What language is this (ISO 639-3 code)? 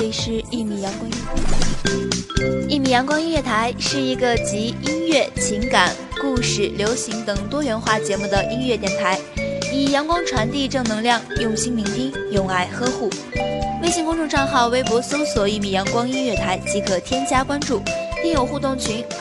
zho